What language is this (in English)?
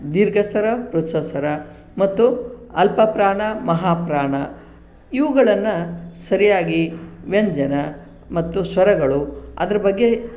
Kannada